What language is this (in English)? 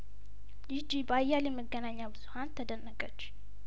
Amharic